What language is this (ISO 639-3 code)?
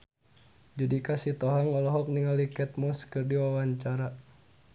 sun